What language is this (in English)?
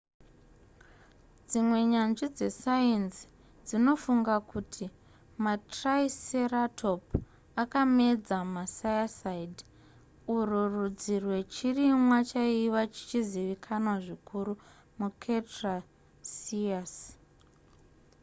Shona